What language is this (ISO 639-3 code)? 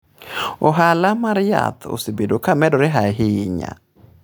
luo